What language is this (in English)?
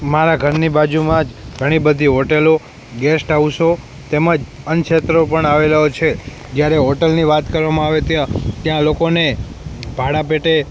Gujarati